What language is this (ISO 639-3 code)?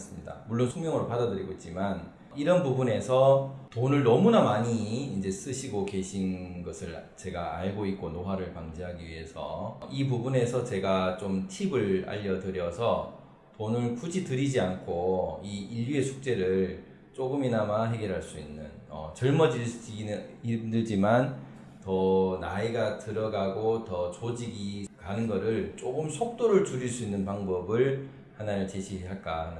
kor